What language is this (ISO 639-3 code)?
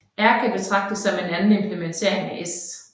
dan